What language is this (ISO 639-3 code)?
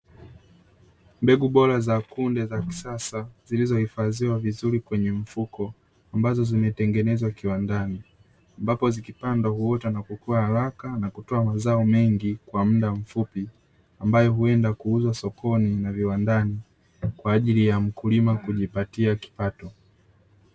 swa